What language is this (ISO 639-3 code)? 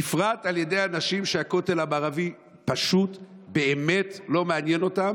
heb